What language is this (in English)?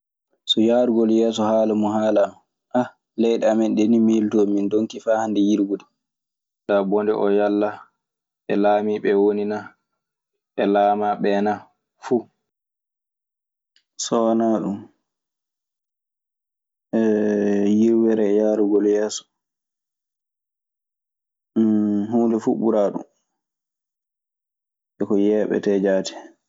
Maasina Fulfulde